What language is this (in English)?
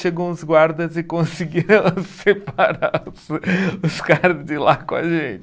Portuguese